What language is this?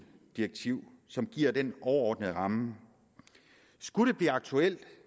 Danish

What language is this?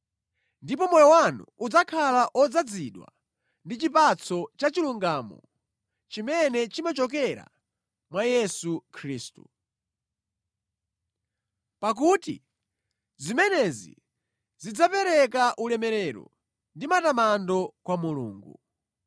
Nyanja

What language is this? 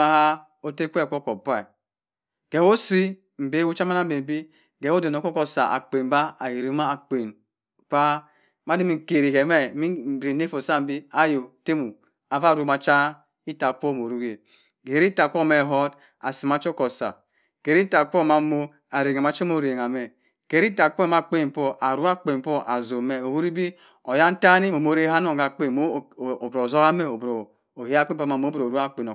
Cross River Mbembe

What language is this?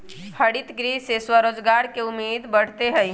Magahi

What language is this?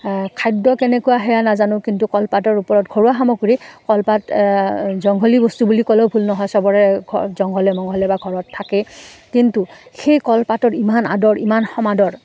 Assamese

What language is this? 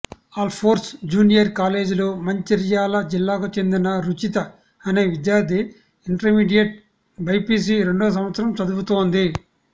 Telugu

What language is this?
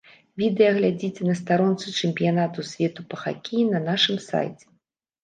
Belarusian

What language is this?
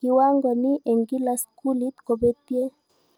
Kalenjin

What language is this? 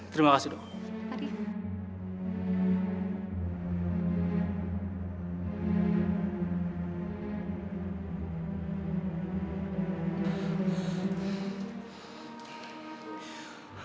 Indonesian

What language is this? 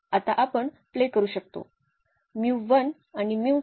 Marathi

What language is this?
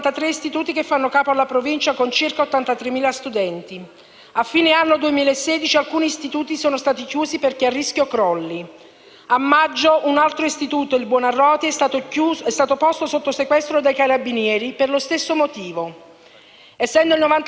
Italian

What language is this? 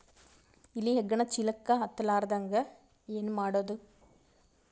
Kannada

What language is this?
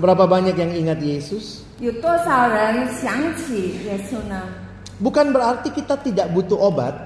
Indonesian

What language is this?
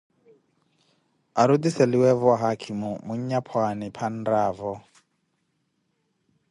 Koti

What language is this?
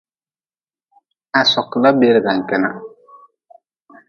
Nawdm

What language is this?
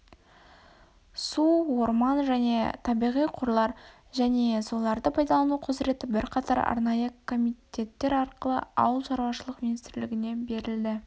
Kazakh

